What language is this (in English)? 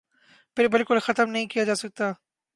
Urdu